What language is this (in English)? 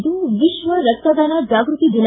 Kannada